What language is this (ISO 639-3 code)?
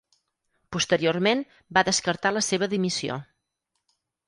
cat